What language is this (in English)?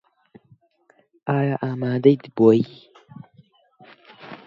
Central Kurdish